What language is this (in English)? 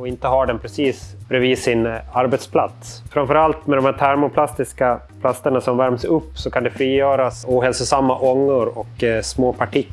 Swedish